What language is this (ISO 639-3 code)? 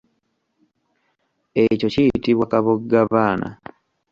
lug